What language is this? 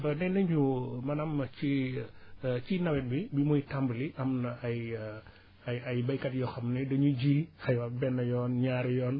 Wolof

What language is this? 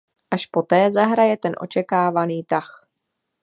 Czech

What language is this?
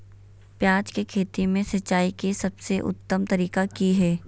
Magahi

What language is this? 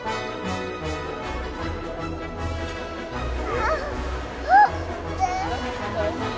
Japanese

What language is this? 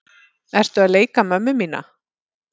Icelandic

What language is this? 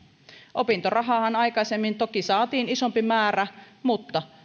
Finnish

